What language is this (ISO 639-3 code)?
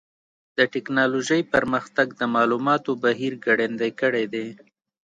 pus